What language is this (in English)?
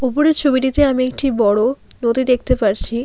Bangla